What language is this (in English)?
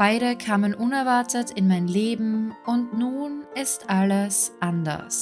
German